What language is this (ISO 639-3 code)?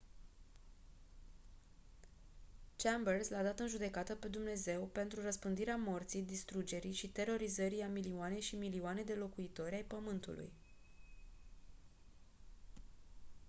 ron